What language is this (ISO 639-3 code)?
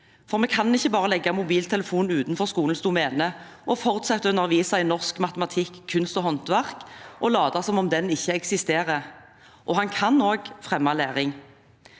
nor